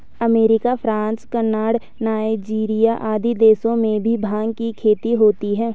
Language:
Hindi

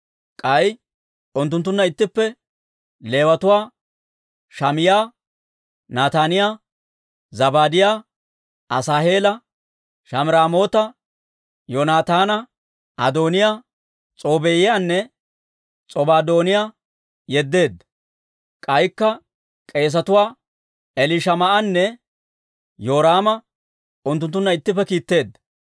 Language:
Dawro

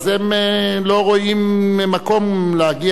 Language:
Hebrew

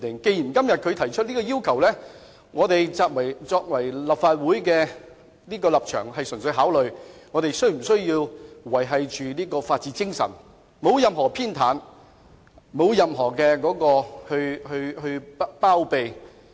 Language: Cantonese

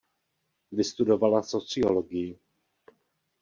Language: Czech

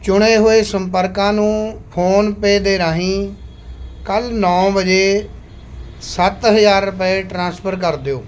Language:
Punjabi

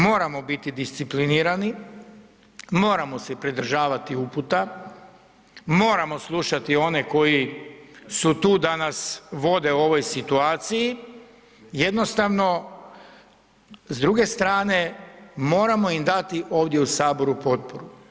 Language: Croatian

